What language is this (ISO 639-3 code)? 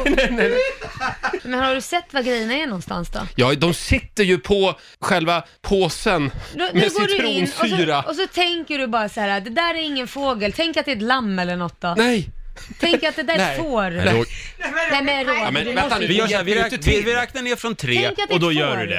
swe